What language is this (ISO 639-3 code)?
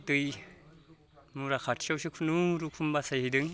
brx